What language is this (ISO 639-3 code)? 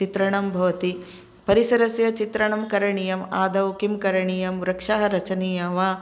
san